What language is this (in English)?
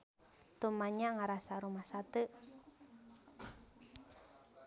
Sundanese